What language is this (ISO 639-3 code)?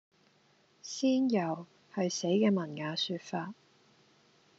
yue